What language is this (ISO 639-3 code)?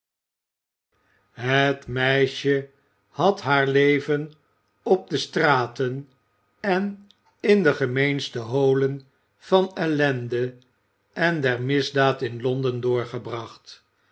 nld